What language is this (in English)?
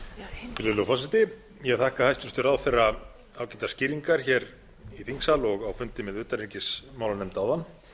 Icelandic